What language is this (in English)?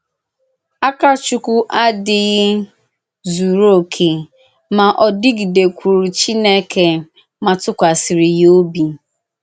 Igbo